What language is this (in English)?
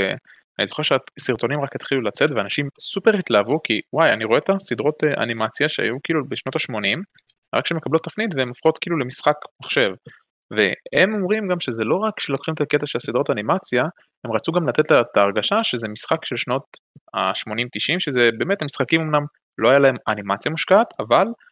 Hebrew